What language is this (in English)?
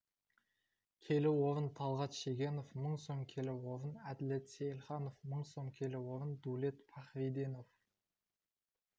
Kazakh